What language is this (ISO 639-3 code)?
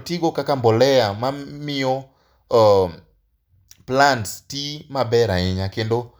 luo